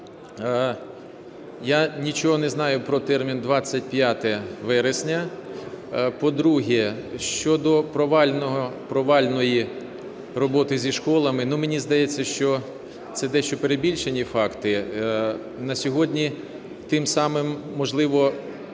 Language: Ukrainian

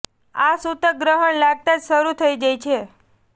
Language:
Gujarati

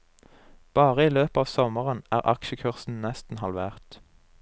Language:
Norwegian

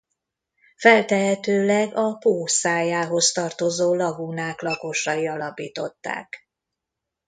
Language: Hungarian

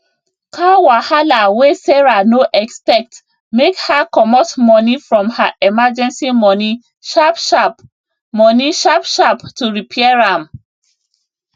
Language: Nigerian Pidgin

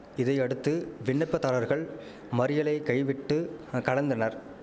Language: Tamil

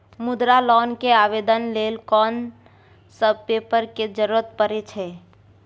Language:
Maithili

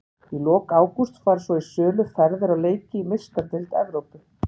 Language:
Icelandic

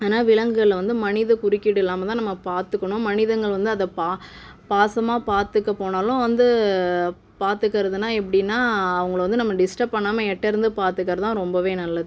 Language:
Tamil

